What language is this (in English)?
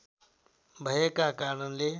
Nepali